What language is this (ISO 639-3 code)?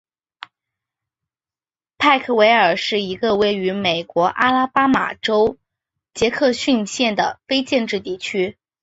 zho